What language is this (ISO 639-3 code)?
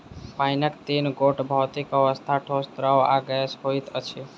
mai